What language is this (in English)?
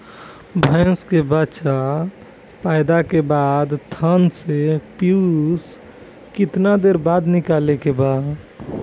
Bhojpuri